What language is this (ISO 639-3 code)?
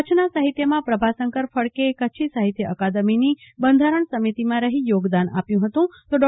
guj